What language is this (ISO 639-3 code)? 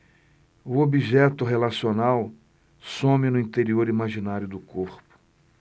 por